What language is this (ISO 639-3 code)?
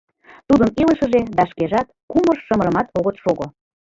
chm